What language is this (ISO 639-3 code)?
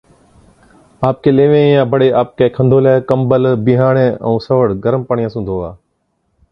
odk